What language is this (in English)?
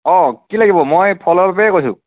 Assamese